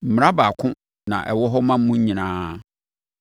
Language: Akan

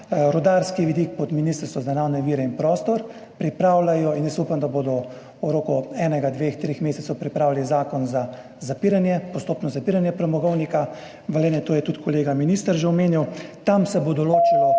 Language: Slovenian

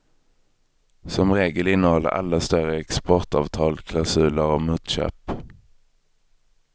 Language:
Swedish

